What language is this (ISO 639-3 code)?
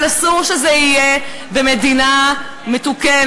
heb